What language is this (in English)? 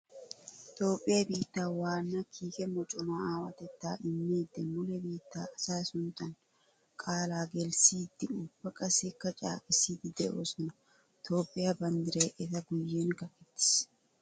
Wolaytta